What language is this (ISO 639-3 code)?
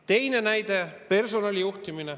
est